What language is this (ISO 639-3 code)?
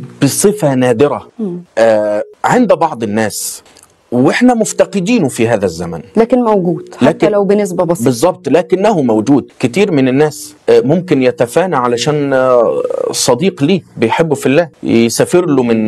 ara